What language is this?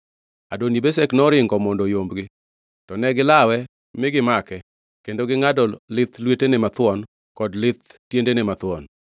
Luo (Kenya and Tanzania)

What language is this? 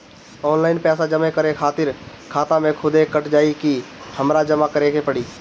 Bhojpuri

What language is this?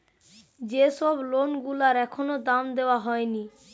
Bangla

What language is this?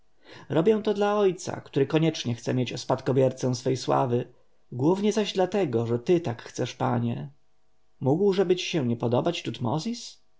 Polish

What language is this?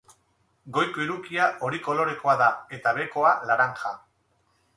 Basque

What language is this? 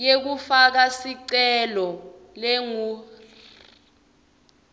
Swati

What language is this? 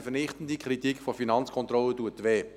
Swiss German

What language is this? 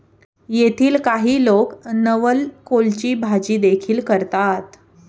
Marathi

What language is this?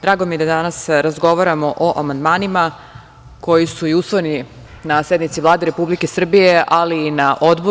Serbian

